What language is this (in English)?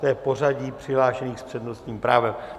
Czech